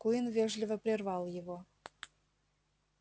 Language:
Russian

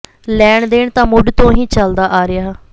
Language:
Punjabi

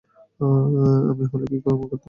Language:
Bangla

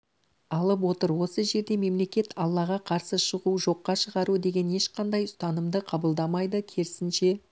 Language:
Kazakh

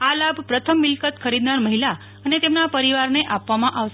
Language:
Gujarati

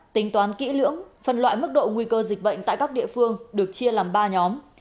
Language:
Vietnamese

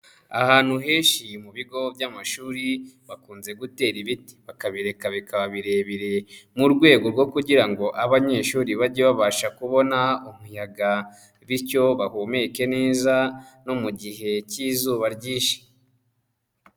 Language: Kinyarwanda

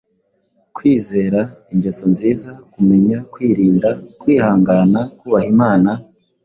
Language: Kinyarwanda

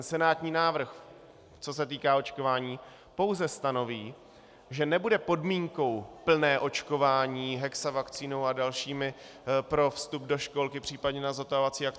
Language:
Czech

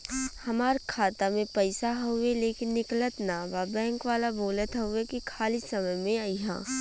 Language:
Bhojpuri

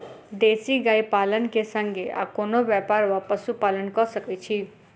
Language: Maithili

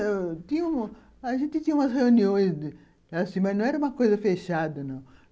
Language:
Portuguese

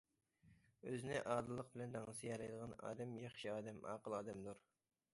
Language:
Uyghur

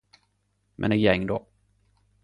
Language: Norwegian Nynorsk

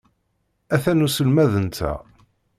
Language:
Kabyle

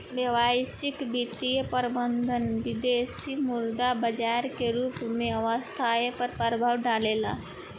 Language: Bhojpuri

